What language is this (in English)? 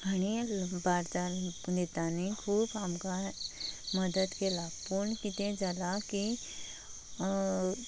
Konkani